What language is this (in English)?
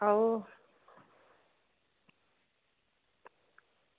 Dogri